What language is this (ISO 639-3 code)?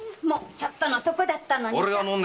jpn